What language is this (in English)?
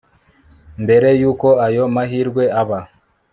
Kinyarwanda